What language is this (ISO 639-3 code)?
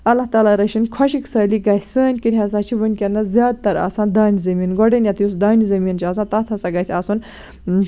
kas